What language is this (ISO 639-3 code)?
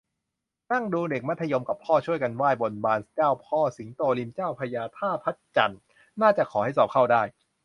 tha